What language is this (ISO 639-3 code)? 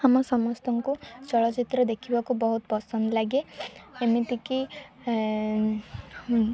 ori